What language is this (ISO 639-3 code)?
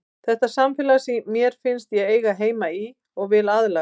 isl